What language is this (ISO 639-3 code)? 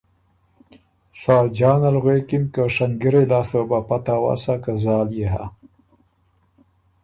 oru